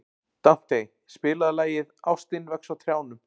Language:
Icelandic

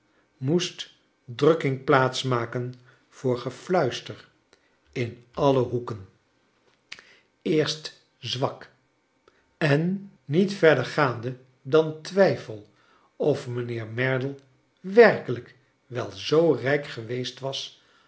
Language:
Dutch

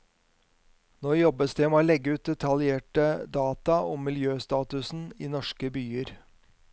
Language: Norwegian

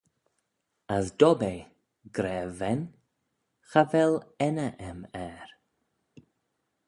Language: Manx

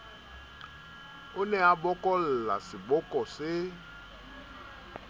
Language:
Southern Sotho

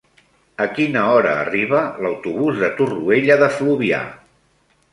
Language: Catalan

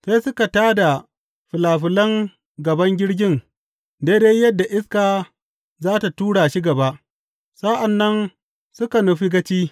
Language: Hausa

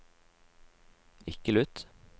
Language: Norwegian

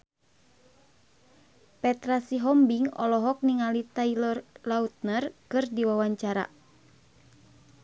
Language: Sundanese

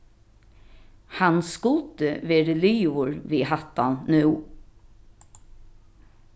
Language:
Faroese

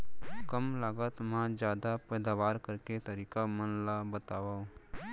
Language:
Chhattisgarhi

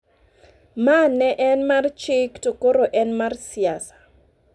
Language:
Luo (Kenya and Tanzania)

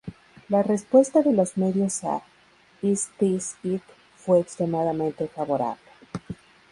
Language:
Spanish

